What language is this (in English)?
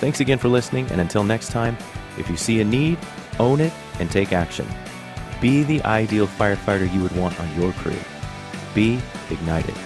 English